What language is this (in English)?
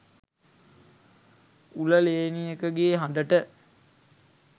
Sinhala